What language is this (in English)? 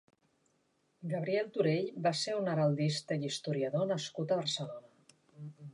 Catalan